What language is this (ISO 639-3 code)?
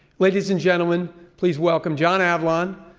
eng